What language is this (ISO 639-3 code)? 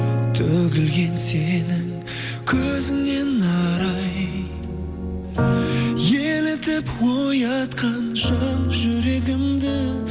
kaz